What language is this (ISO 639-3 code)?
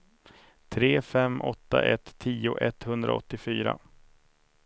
swe